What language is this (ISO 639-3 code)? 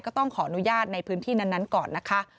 tha